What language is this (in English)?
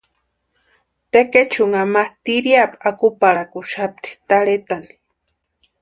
Western Highland Purepecha